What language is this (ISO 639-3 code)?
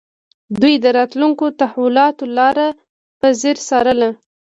pus